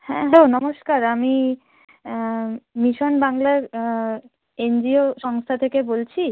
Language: Bangla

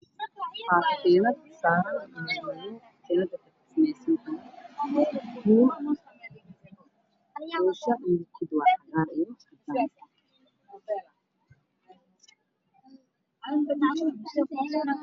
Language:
Somali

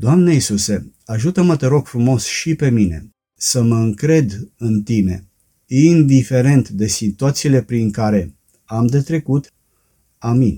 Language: Romanian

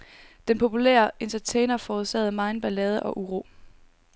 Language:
Danish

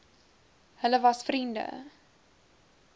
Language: Afrikaans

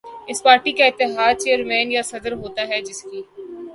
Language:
Urdu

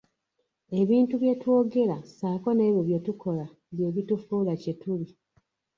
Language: Ganda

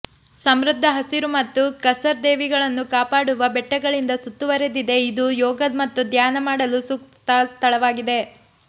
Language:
Kannada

